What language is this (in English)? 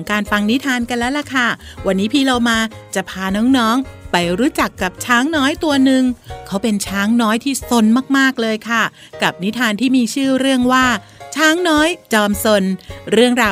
Thai